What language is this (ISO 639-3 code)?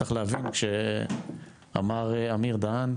heb